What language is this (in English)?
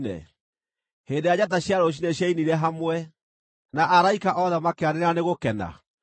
Kikuyu